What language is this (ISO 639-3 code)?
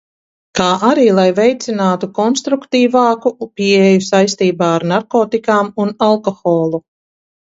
lav